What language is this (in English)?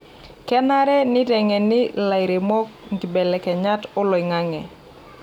Masai